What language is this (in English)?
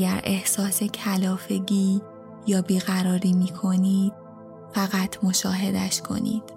Persian